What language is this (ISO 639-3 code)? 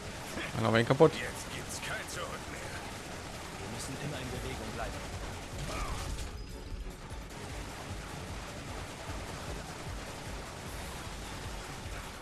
deu